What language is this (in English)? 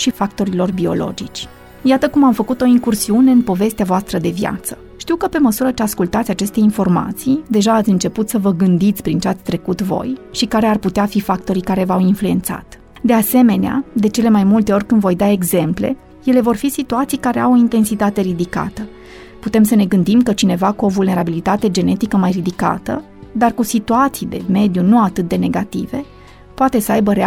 Romanian